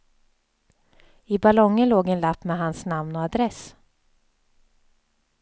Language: Swedish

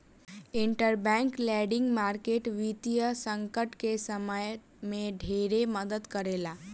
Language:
Bhojpuri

